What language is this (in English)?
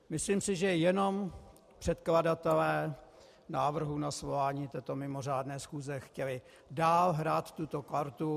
Czech